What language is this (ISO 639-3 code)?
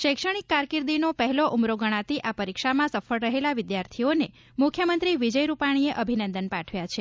guj